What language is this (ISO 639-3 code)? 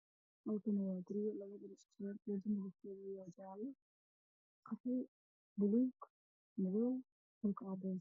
som